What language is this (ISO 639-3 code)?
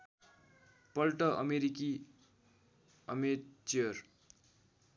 nep